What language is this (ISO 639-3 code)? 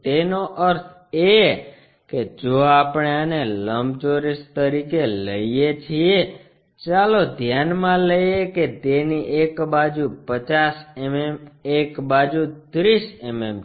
guj